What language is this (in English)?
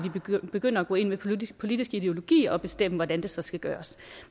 Danish